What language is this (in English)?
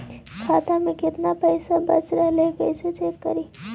Magahi